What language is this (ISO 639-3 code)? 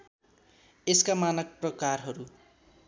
nep